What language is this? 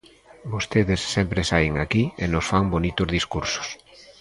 Galician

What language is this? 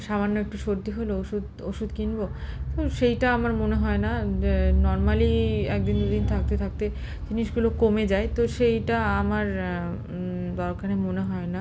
Bangla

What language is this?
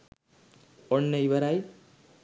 Sinhala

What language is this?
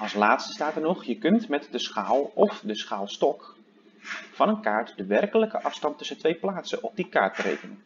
Dutch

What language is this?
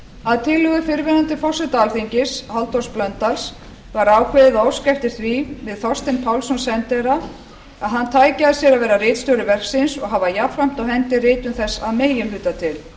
Icelandic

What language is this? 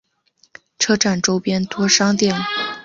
Chinese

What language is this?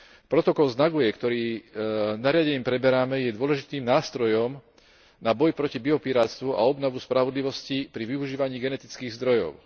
Slovak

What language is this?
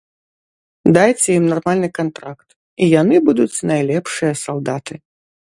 Belarusian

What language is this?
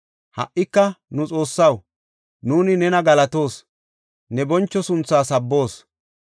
Gofa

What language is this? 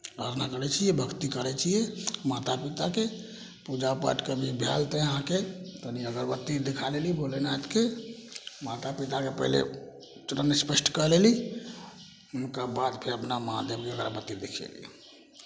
Maithili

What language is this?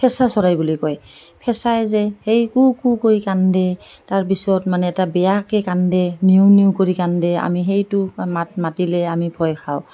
Assamese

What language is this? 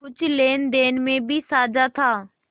Hindi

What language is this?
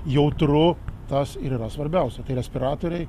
Lithuanian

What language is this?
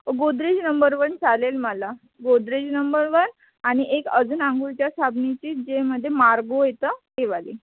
Marathi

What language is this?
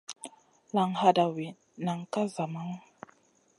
Masana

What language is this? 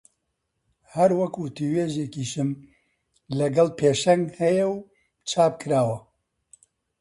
Central Kurdish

